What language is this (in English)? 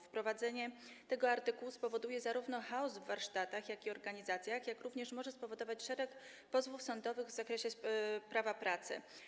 Polish